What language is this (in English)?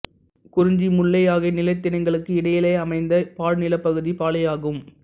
Tamil